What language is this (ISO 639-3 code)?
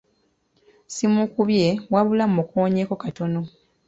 lug